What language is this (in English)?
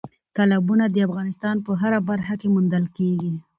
Pashto